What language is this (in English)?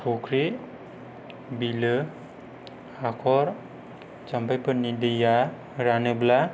Bodo